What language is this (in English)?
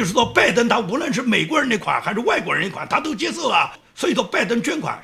Chinese